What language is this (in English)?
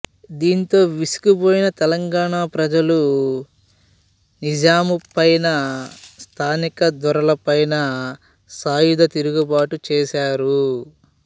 Telugu